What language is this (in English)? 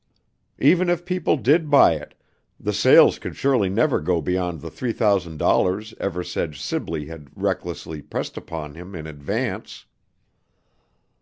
English